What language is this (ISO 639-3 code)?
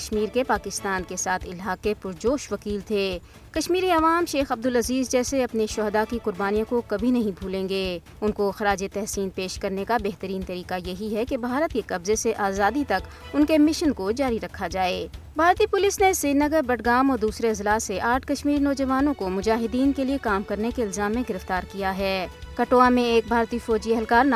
urd